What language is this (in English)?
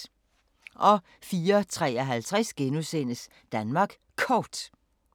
Danish